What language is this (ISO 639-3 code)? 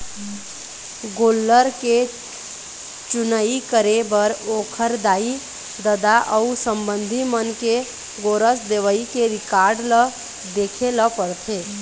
hne